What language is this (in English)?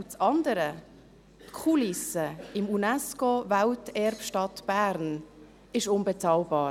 Swiss German